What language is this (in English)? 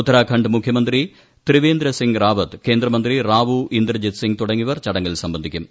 Malayalam